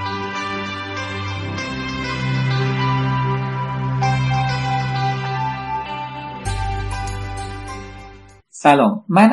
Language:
Persian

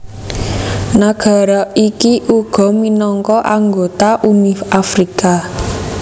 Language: Javanese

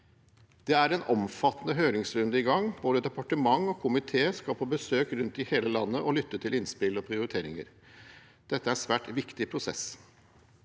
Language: Norwegian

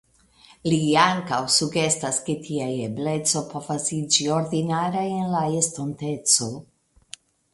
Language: Esperanto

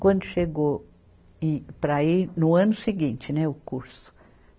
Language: Portuguese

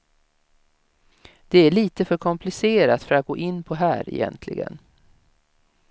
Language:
Swedish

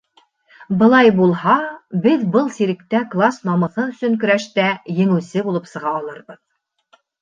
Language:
Bashkir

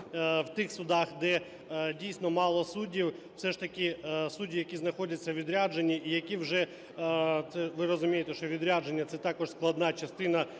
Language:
Ukrainian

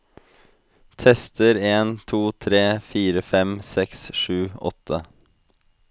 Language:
Norwegian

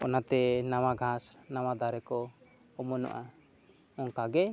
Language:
Santali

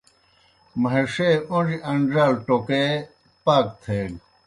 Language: Kohistani Shina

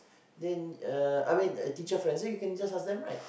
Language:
English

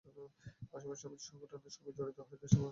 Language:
Bangla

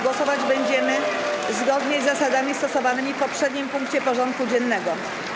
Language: Polish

